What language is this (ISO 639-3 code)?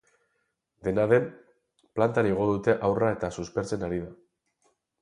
eus